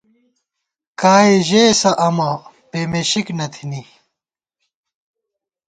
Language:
Gawar-Bati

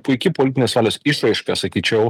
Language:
Lithuanian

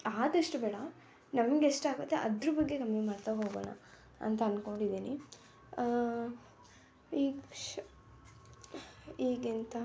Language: Kannada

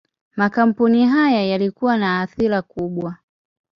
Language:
Swahili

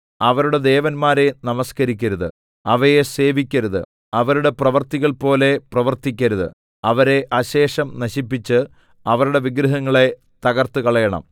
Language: Malayalam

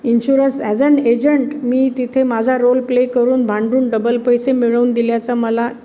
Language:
Marathi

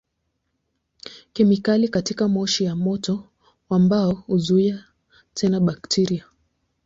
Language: Swahili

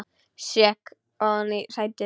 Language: Icelandic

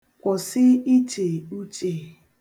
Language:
Igbo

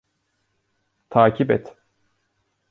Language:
Turkish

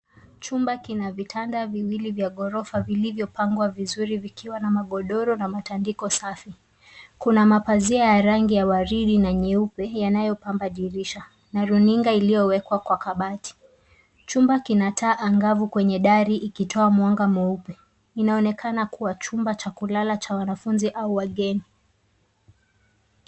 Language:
Swahili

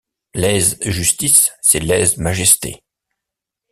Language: French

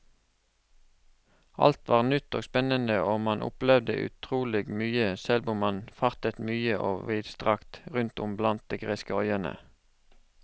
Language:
Norwegian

